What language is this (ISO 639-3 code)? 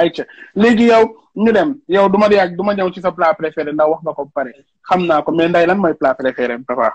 ron